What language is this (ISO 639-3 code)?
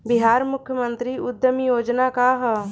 bho